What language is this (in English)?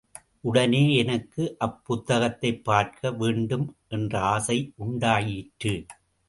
Tamil